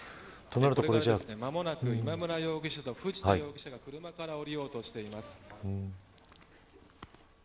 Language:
Japanese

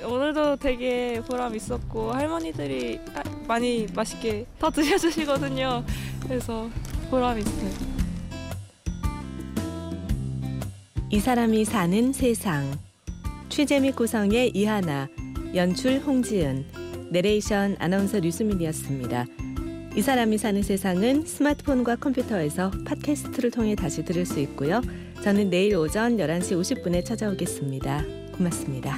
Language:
Korean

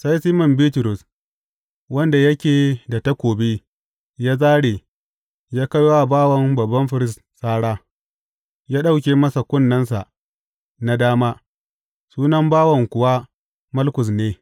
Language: Hausa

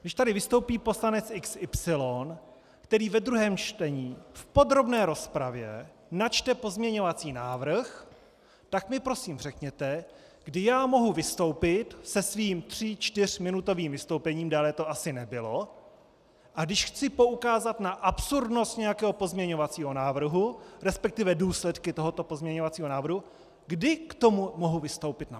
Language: Czech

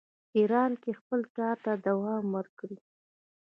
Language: Pashto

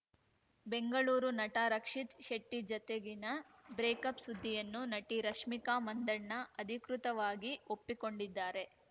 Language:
Kannada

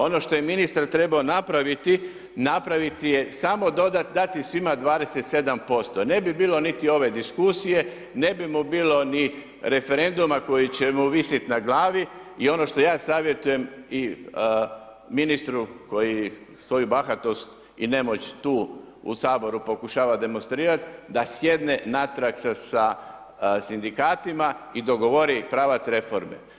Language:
Croatian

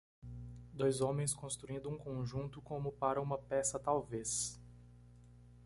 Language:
Portuguese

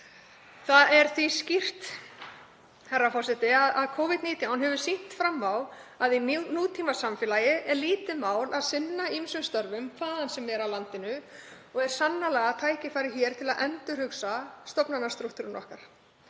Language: Icelandic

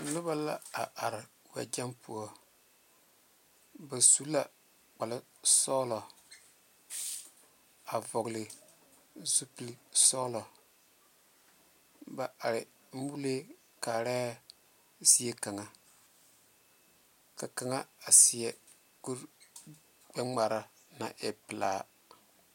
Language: Southern Dagaare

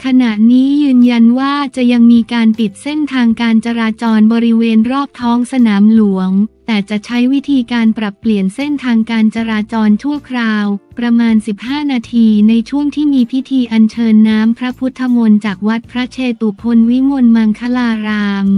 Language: Thai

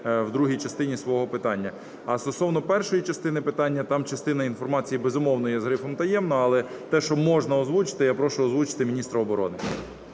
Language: Ukrainian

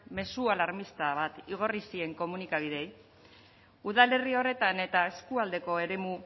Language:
Basque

